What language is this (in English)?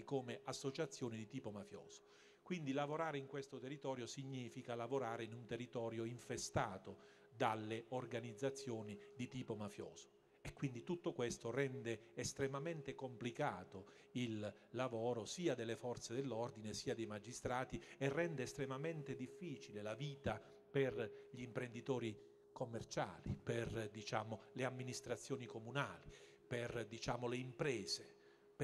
Italian